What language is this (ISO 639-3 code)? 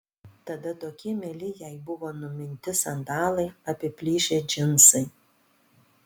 lit